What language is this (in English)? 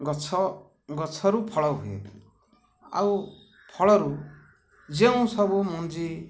Odia